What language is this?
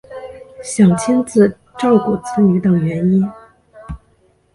Chinese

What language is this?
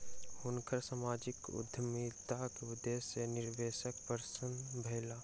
Maithili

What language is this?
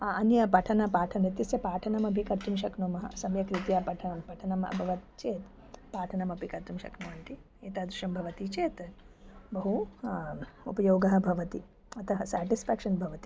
Sanskrit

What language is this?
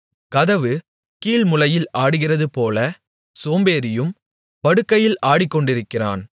Tamil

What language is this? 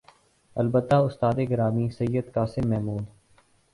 Urdu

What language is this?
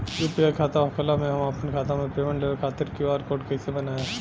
Bhojpuri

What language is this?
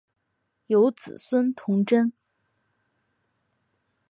Chinese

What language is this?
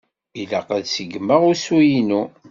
Kabyle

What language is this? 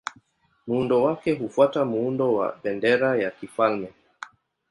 Swahili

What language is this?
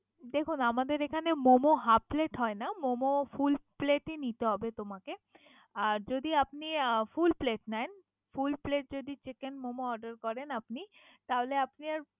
Bangla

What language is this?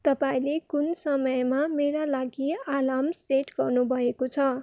Nepali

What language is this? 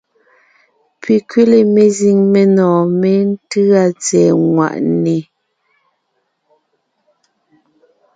Ngiemboon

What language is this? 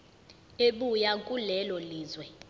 Zulu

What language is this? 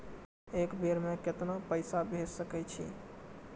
Maithili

